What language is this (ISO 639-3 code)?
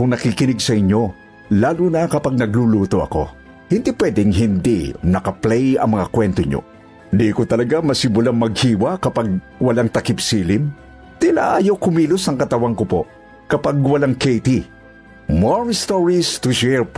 fil